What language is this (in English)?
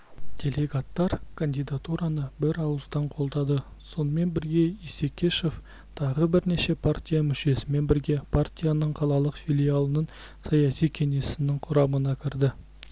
Kazakh